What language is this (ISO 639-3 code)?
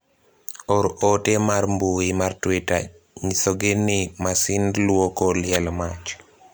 luo